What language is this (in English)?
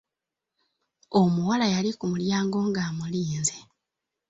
Ganda